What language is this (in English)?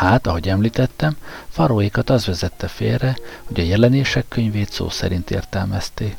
Hungarian